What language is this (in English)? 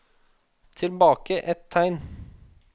Norwegian